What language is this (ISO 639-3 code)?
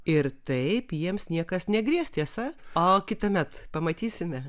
lit